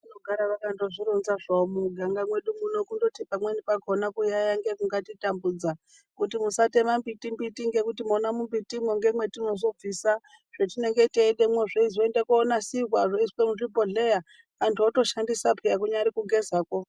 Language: Ndau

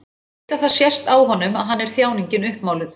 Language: Icelandic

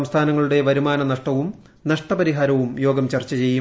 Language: Malayalam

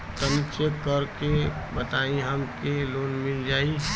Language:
Bhojpuri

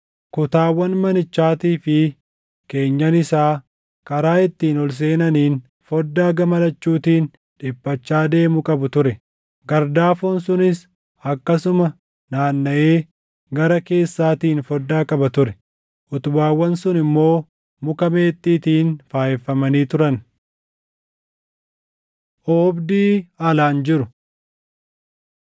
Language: Oromo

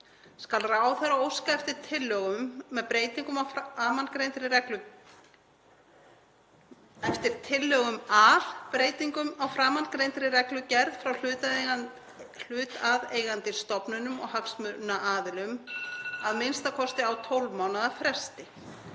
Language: Icelandic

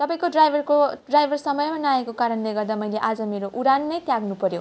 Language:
Nepali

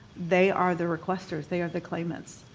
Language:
English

